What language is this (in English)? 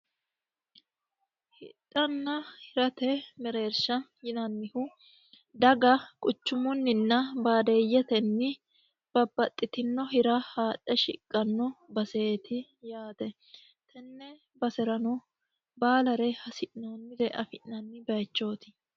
Sidamo